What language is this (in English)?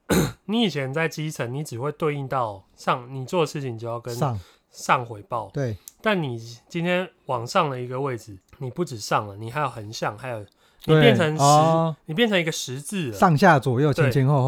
Chinese